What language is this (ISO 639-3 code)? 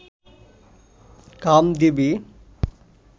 ben